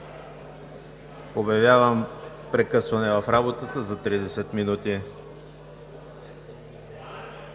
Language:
Bulgarian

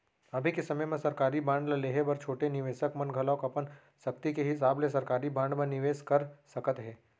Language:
Chhattisgarhi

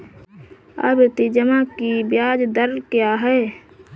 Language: Hindi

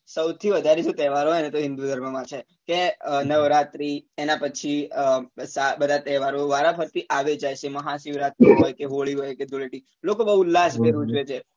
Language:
Gujarati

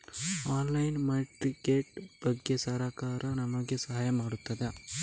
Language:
Kannada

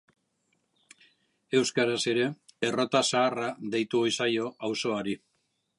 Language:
Basque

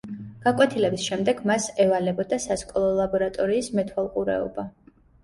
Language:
Georgian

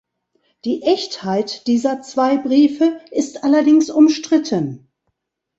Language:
German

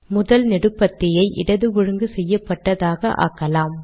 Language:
Tamil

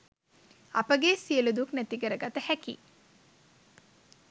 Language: Sinhala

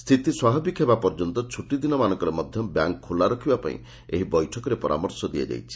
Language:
Odia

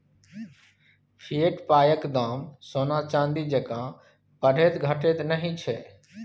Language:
Maithili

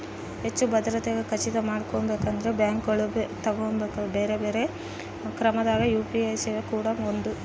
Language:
Kannada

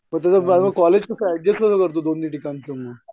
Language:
Marathi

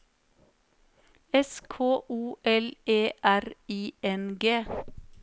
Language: Norwegian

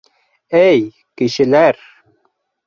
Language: Bashkir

